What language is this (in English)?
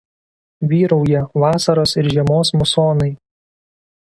Lithuanian